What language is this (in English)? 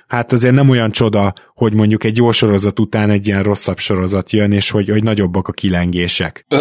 Hungarian